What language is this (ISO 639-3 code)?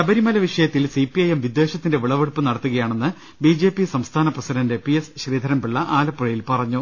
mal